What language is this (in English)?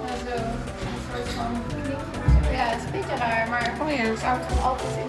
Dutch